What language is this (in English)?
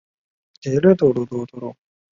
Chinese